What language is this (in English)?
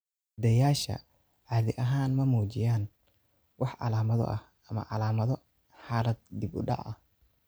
Somali